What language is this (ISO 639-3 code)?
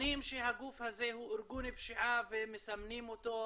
heb